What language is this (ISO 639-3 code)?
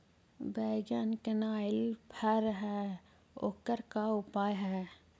mag